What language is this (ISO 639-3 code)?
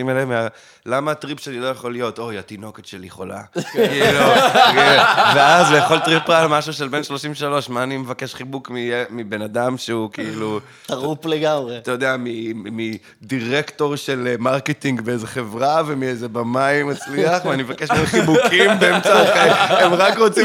heb